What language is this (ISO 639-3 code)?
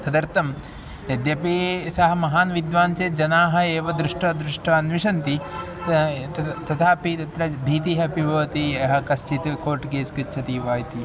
san